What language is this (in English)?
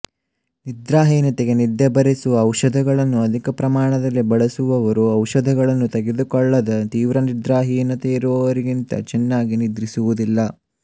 Kannada